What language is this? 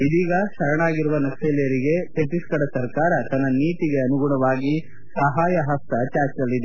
Kannada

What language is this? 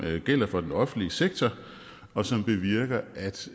Danish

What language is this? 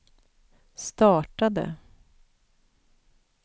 Swedish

